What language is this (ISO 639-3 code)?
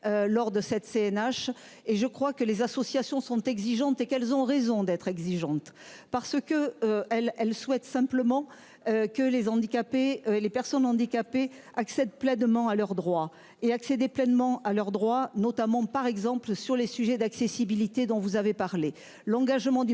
fra